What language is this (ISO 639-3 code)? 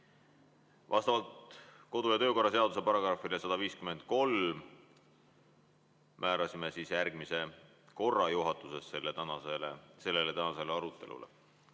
est